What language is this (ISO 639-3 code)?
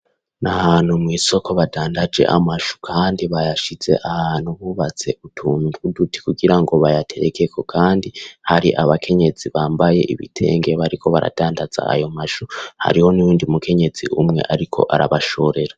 run